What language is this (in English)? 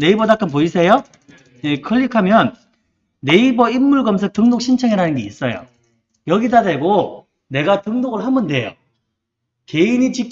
Korean